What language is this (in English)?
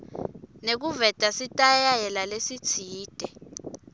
Swati